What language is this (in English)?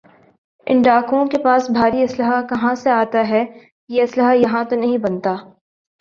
Urdu